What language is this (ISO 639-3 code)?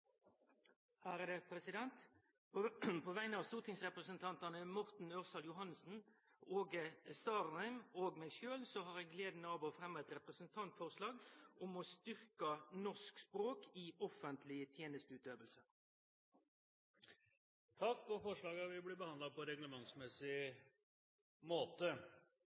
nno